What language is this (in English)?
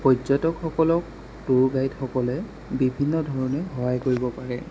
Assamese